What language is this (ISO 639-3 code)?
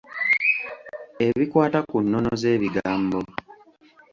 lug